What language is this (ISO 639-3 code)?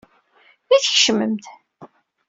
kab